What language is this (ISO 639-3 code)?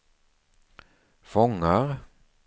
swe